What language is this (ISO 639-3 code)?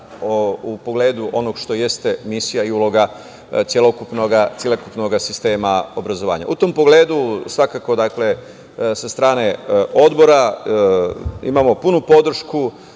srp